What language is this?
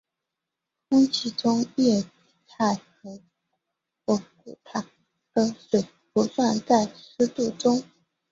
Chinese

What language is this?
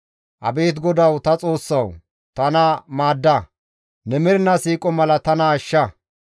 Gamo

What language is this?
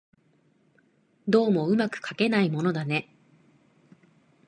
Japanese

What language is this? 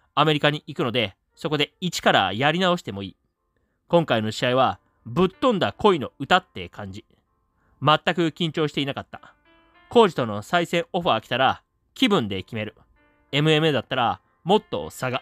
Japanese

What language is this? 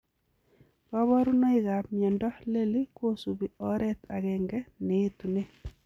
Kalenjin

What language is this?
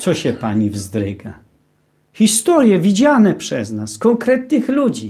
Polish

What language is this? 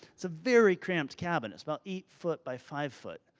English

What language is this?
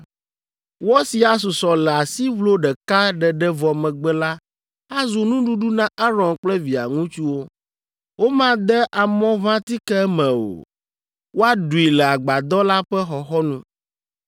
Ewe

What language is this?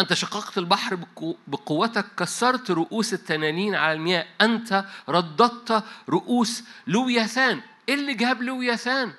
Arabic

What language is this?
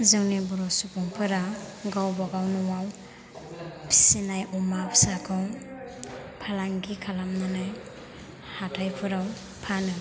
Bodo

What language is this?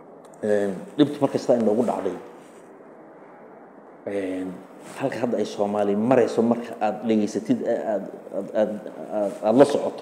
Arabic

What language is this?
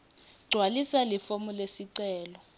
Swati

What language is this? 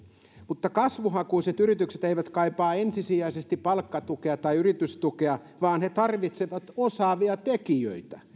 Finnish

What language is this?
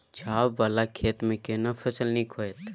Maithili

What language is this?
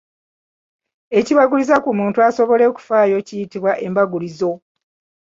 Ganda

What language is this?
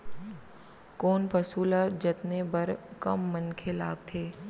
Chhattisgarhi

